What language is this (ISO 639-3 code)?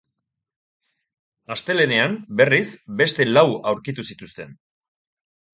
eus